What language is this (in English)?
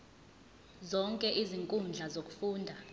Zulu